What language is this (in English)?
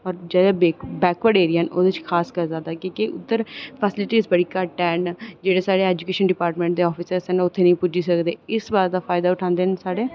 Dogri